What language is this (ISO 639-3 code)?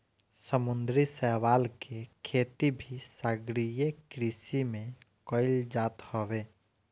bho